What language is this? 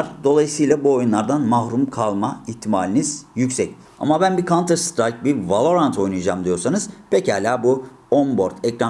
Turkish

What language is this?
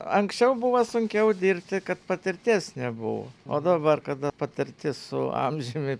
Lithuanian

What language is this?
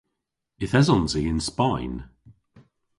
Cornish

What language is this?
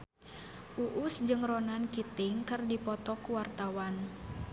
Sundanese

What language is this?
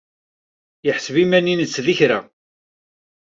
Kabyle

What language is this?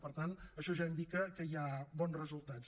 Catalan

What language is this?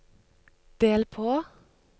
Norwegian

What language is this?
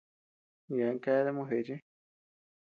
Tepeuxila Cuicatec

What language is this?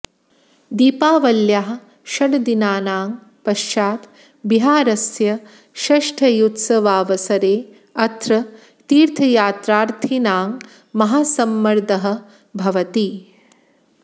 Sanskrit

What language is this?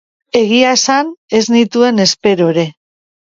Basque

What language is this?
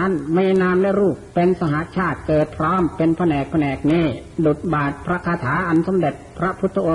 Thai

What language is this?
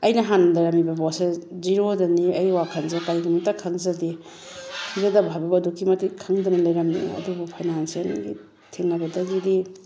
Manipuri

